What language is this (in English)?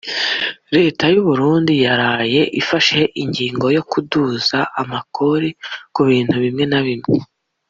Kinyarwanda